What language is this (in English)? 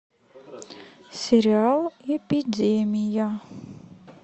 Russian